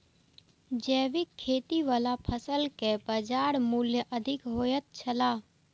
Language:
Maithili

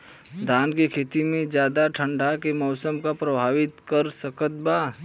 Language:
Bhojpuri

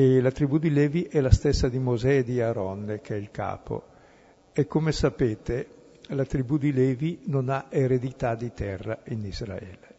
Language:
Italian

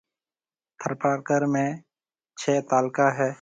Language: Marwari (Pakistan)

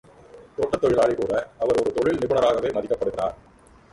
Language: Tamil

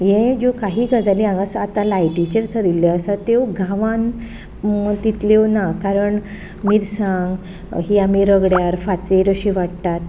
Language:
Konkani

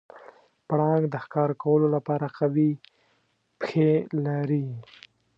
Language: Pashto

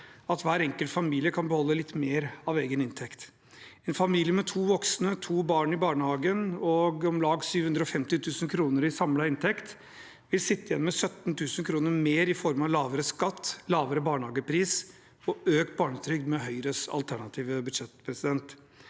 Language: Norwegian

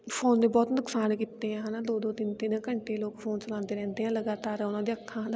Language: Punjabi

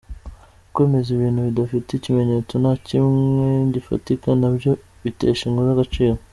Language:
Kinyarwanda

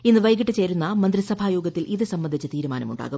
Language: Malayalam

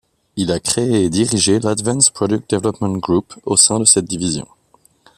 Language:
French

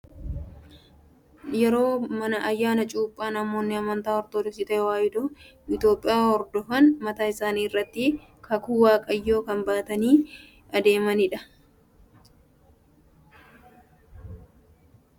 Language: Oromo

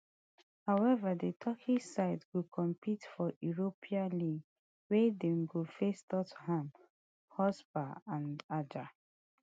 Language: Nigerian Pidgin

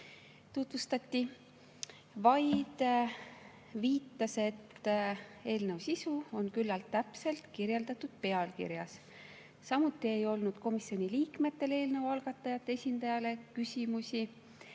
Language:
Estonian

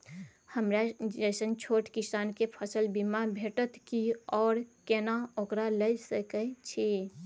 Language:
Maithili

